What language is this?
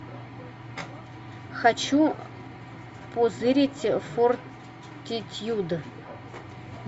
Russian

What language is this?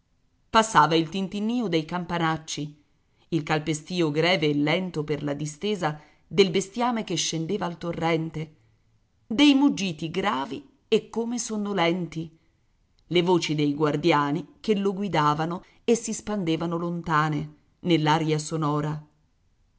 Italian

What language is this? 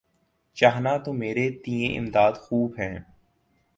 Urdu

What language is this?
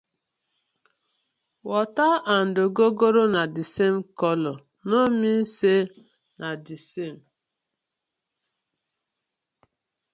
Nigerian Pidgin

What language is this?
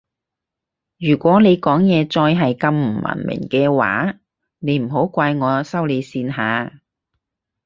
Cantonese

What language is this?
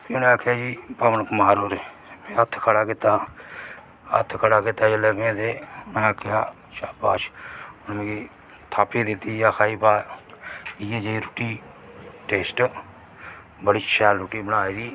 Dogri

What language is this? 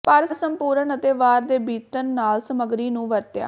Punjabi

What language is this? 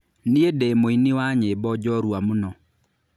Kikuyu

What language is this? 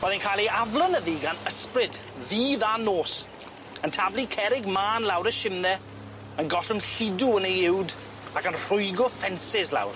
Welsh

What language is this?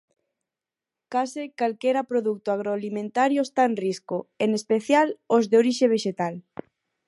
Galician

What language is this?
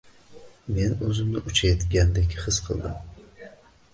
Uzbek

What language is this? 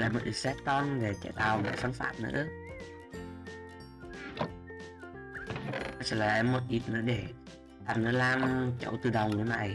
Vietnamese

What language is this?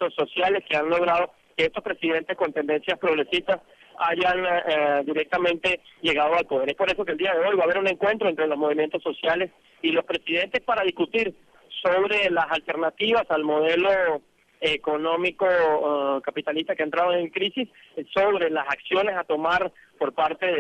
Spanish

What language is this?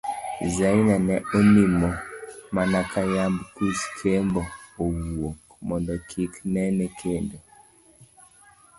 Luo (Kenya and Tanzania)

